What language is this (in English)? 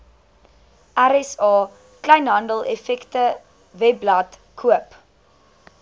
Afrikaans